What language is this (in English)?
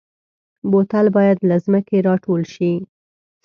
Pashto